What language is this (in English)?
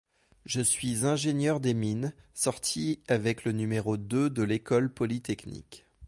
French